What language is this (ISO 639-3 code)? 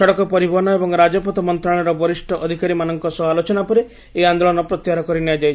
ori